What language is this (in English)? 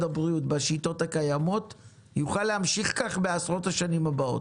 Hebrew